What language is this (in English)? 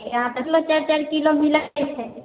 Maithili